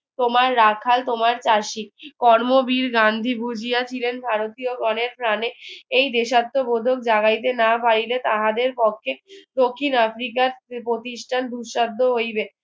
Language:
Bangla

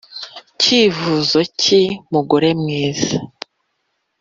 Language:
Kinyarwanda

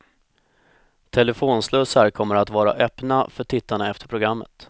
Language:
Swedish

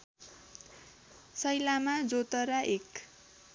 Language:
Nepali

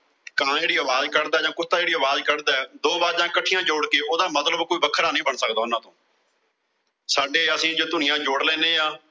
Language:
Punjabi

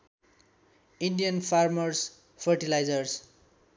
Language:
Nepali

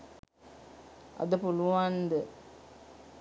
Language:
Sinhala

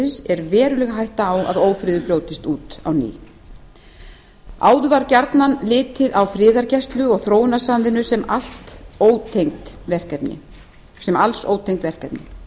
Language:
Icelandic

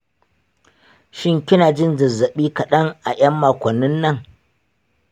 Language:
Hausa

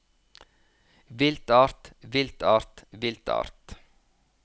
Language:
Norwegian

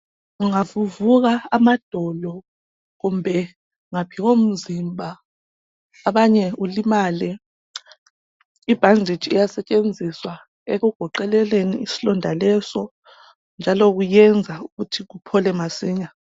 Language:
North Ndebele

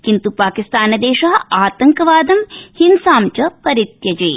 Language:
Sanskrit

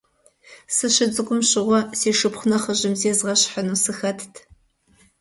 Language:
Kabardian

